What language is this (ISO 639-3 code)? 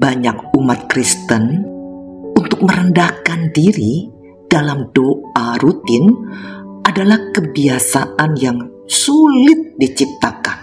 ind